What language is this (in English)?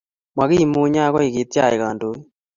Kalenjin